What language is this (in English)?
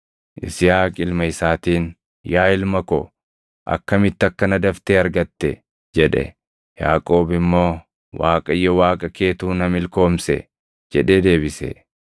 Oromo